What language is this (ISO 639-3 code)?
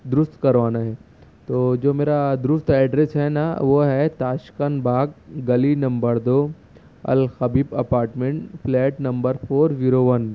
urd